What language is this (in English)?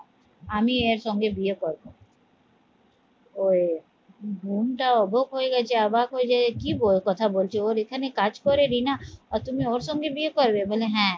Bangla